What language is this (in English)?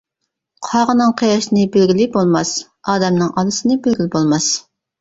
Uyghur